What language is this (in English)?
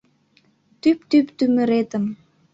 Mari